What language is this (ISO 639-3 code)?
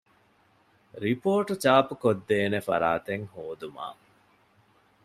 div